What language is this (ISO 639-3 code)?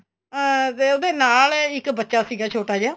pan